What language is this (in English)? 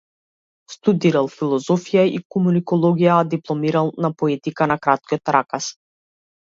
Macedonian